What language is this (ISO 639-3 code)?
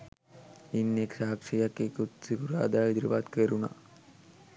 sin